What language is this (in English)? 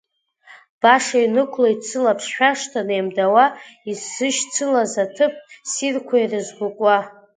Abkhazian